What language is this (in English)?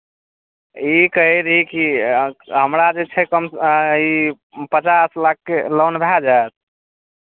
Maithili